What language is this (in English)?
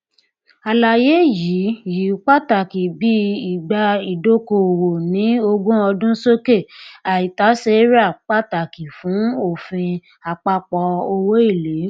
Yoruba